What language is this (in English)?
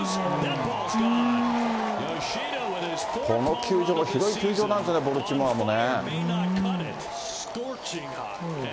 Japanese